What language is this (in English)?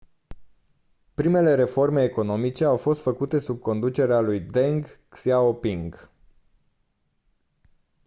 Romanian